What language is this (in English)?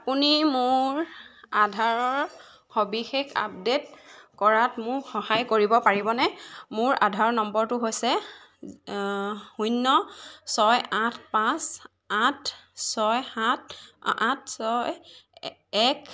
Assamese